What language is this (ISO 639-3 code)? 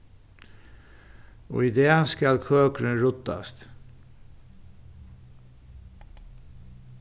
fao